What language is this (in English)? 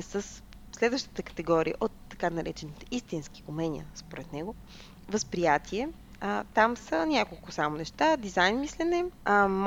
Bulgarian